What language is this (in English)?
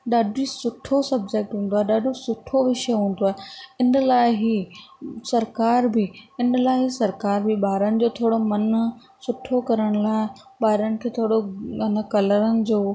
Sindhi